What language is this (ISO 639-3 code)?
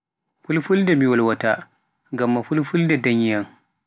fuf